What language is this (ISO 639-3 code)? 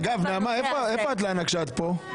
heb